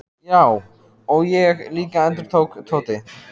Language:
Icelandic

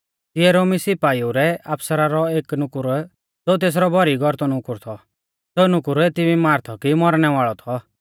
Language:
Mahasu Pahari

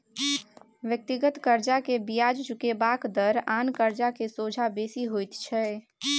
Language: Maithili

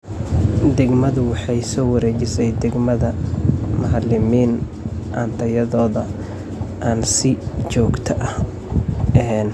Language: Somali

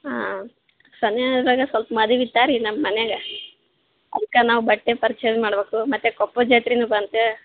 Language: Kannada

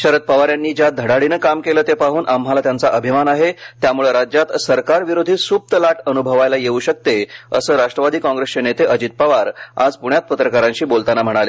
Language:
Marathi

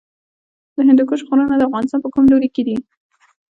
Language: Pashto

